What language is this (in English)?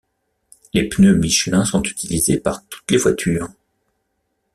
French